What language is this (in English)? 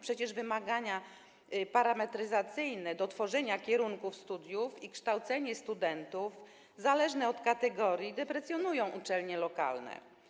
Polish